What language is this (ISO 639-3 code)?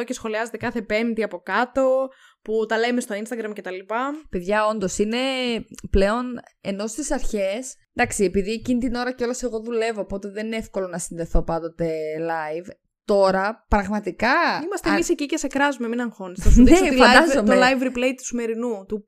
ell